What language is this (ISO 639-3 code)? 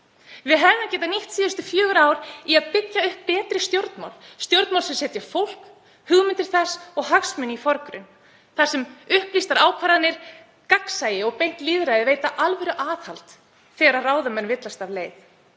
isl